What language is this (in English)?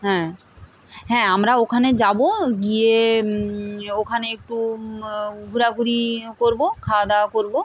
Bangla